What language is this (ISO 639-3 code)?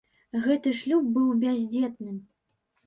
bel